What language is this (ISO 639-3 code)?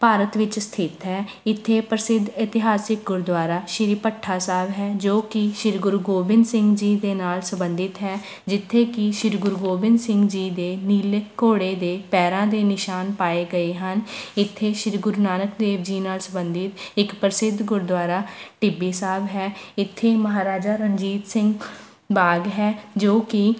pan